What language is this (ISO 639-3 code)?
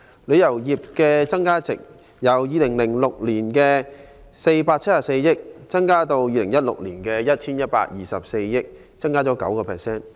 yue